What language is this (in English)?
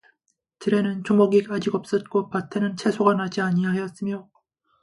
Korean